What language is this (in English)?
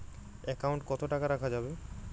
Bangla